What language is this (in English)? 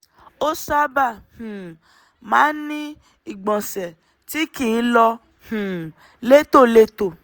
Yoruba